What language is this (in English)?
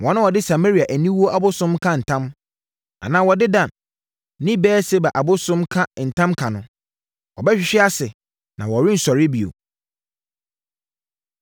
Akan